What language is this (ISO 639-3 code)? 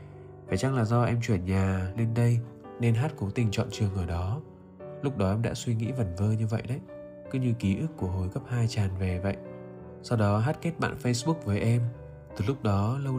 vie